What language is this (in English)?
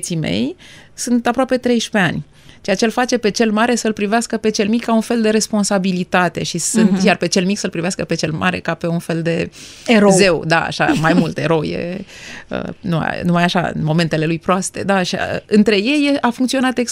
Romanian